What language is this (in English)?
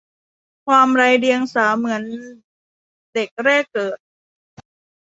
Thai